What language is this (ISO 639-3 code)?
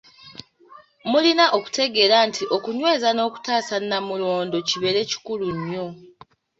lug